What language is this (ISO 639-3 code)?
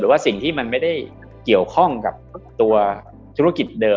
tha